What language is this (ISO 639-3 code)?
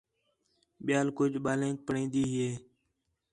xhe